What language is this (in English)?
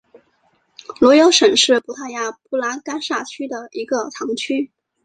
Chinese